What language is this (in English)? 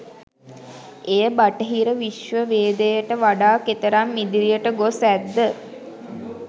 Sinhala